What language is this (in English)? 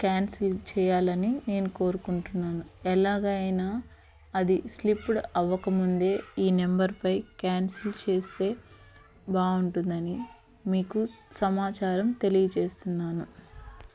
Telugu